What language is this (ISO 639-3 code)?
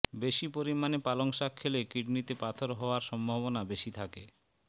ben